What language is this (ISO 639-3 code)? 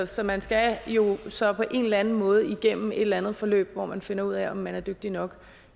dan